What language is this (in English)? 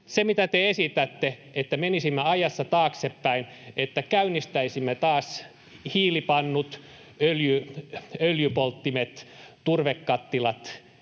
Finnish